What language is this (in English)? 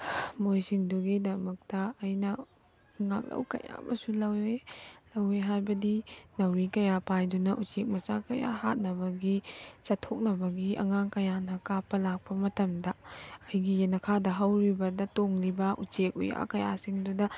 Manipuri